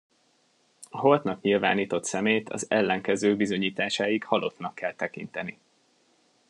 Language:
Hungarian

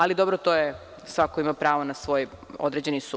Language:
Serbian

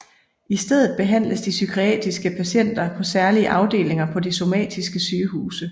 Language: Danish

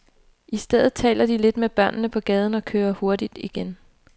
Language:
Danish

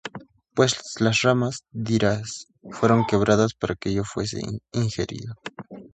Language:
Spanish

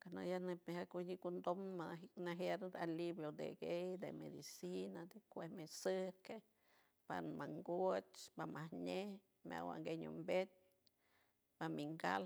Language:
San Francisco Del Mar Huave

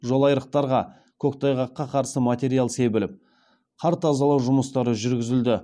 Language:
Kazakh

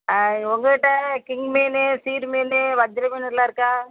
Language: Tamil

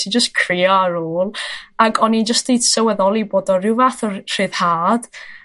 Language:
Welsh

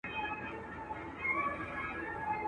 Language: Pashto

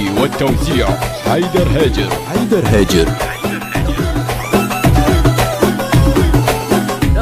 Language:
Arabic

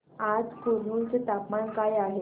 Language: Marathi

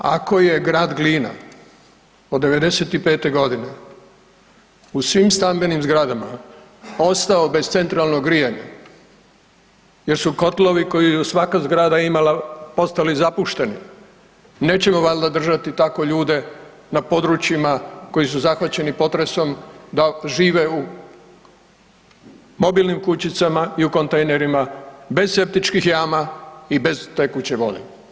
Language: Croatian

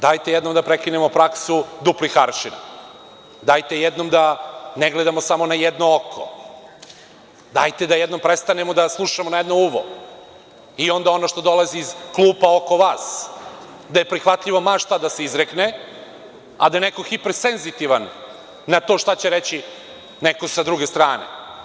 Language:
Serbian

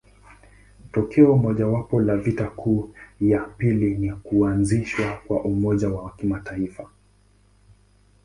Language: Swahili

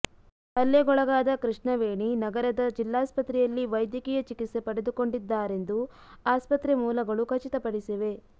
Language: Kannada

